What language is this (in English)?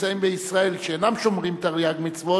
Hebrew